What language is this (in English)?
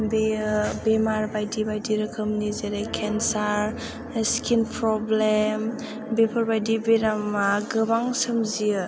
Bodo